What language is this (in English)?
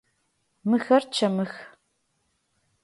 Adyghe